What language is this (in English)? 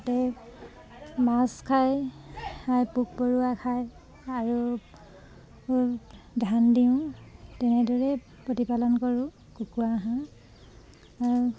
Assamese